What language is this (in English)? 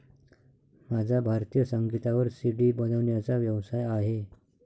Marathi